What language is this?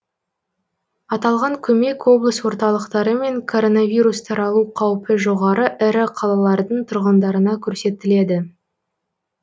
Kazakh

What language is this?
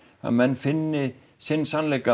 Icelandic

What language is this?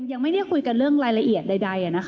Thai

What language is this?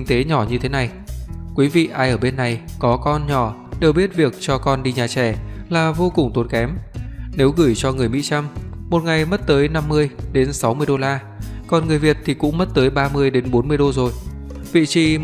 Vietnamese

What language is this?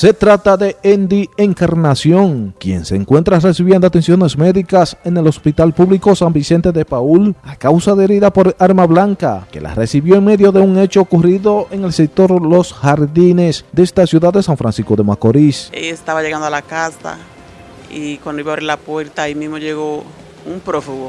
Spanish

